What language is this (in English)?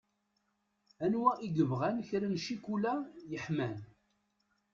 Kabyle